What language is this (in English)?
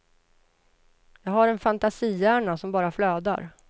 Swedish